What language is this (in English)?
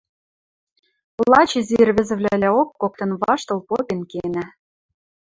Western Mari